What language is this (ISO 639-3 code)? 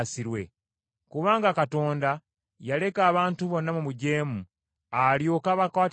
lug